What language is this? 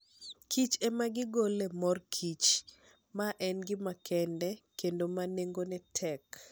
Luo (Kenya and Tanzania)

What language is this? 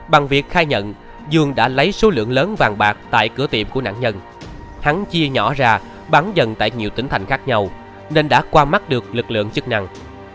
Vietnamese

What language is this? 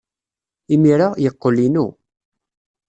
Kabyle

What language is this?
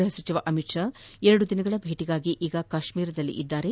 Kannada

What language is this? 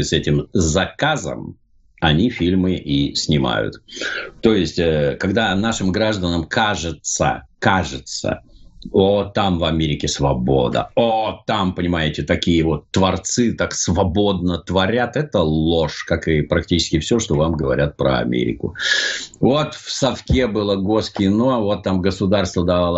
Russian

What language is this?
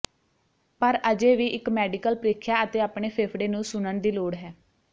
Punjabi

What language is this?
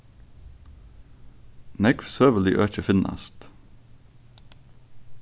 Faroese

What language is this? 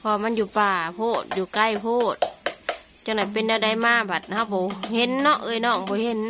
Thai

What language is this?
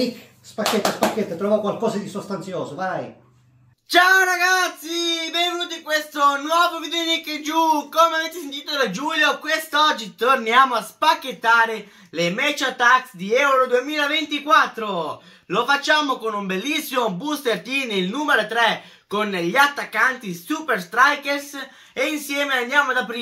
Italian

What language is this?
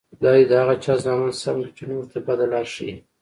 Pashto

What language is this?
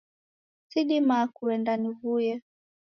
Taita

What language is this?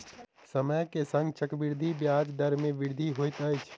Maithili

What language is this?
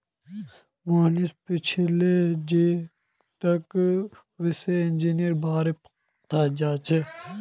Magahi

